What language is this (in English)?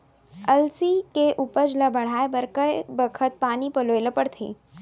Chhattisgarhi